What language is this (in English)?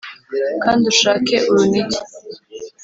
Kinyarwanda